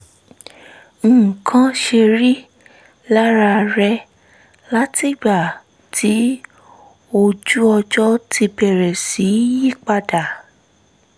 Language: Yoruba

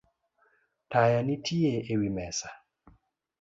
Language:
Luo (Kenya and Tanzania)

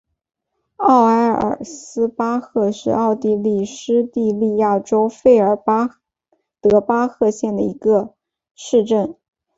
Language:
Chinese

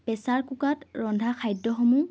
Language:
Assamese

